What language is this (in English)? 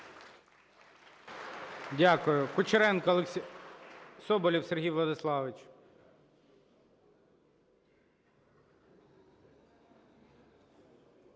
Ukrainian